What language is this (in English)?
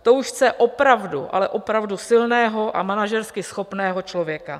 Czech